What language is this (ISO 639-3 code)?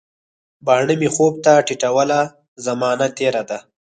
pus